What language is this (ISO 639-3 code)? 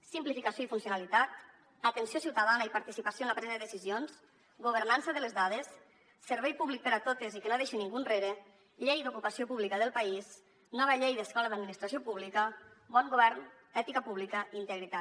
cat